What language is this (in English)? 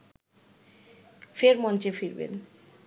Bangla